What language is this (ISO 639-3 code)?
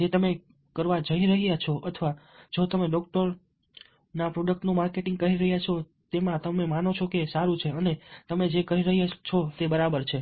guj